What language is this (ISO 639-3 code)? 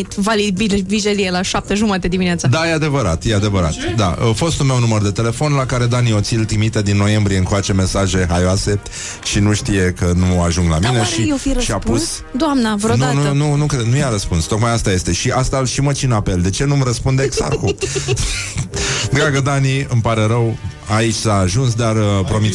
ron